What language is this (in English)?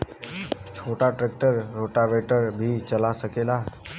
Bhojpuri